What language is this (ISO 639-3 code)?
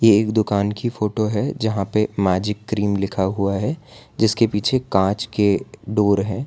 hin